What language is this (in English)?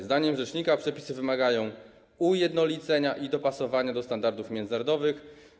Polish